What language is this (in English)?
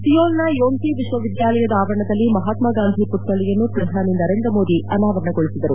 Kannada